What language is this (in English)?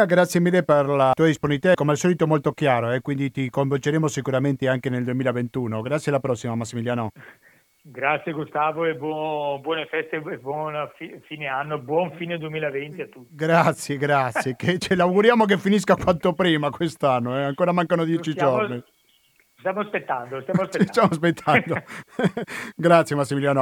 Italian